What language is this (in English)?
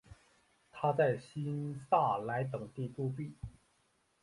Chinese